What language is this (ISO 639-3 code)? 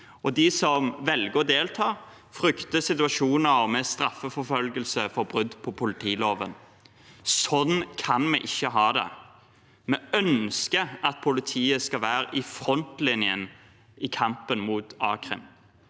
nor